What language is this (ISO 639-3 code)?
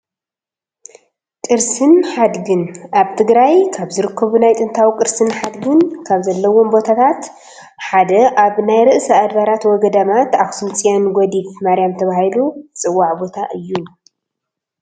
tir